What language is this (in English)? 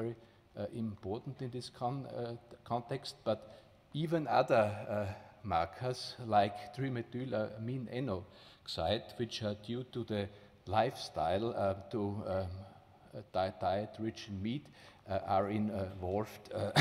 English